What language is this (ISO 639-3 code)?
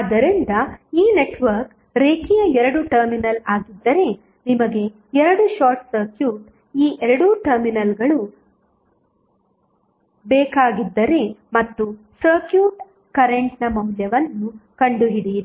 kan